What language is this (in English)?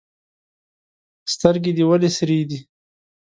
Pashto